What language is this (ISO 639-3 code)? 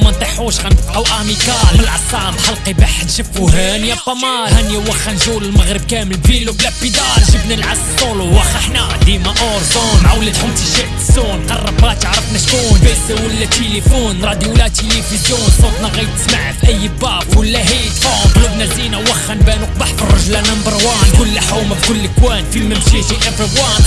ara